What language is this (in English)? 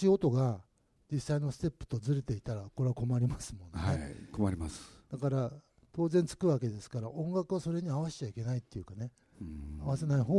Japanese